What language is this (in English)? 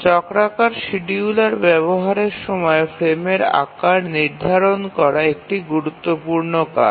Bangla